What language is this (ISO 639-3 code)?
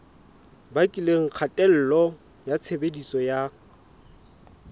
sot